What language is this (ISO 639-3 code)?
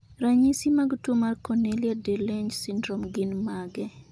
luo